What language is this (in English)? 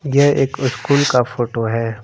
Hindi